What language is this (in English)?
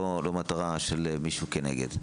Hebrew